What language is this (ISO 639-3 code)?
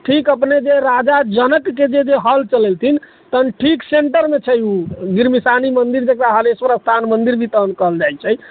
mai